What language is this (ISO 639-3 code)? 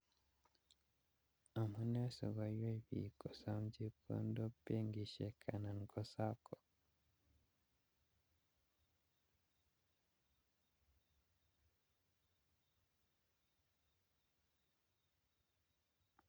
kln